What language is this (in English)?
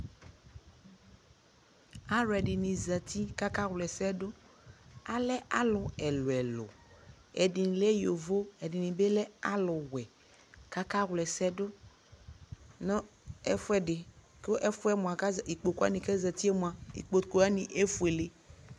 Ikposo